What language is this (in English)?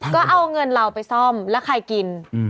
Thai